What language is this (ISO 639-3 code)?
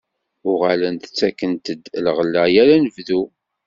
kab